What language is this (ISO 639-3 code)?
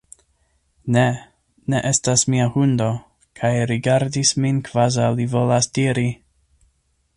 epo